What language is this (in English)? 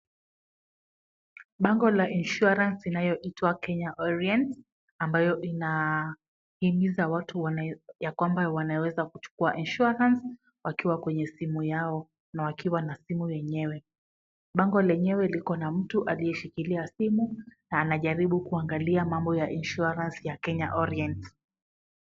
Swahili